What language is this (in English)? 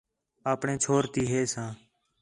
Khetrani